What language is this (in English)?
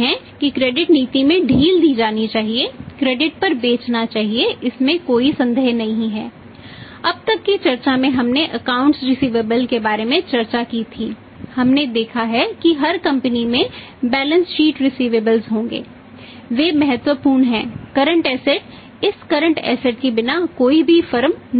Hindi